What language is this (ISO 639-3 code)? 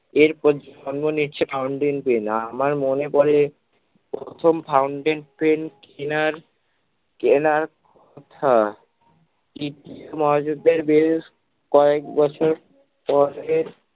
ben